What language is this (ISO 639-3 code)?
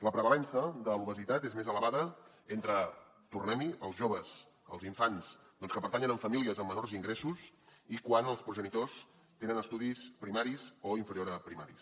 cat